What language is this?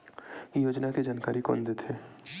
Chhattisgarhi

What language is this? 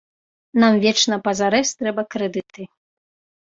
Belarusian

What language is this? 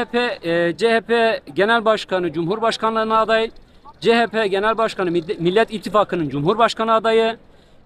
Turkish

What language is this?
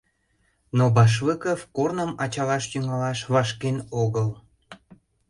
Mari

